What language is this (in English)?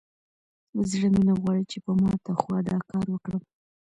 Pashto